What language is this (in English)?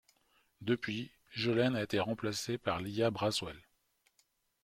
French